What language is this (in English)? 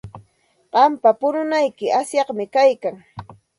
Santa Ana de Tusi Pasco Quechua